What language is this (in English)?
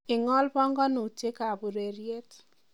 Kalenjin